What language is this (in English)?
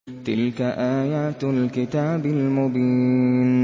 Arabic